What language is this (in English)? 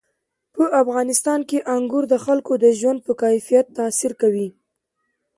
Pashto